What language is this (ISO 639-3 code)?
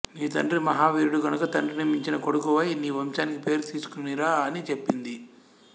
tel